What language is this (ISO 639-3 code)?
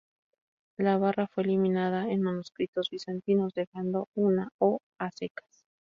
spa